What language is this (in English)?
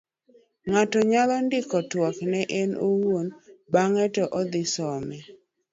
Luo (Kenya and Tanzania)